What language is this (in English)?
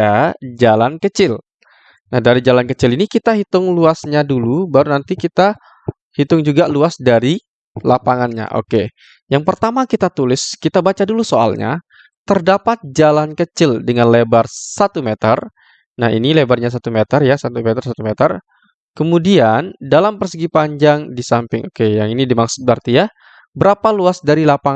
Indonesian